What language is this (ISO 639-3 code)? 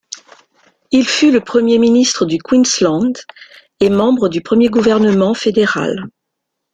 fra